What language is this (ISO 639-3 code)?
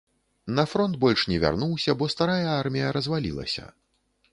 bel